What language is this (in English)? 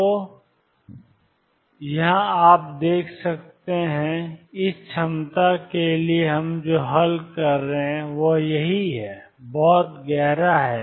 Hindi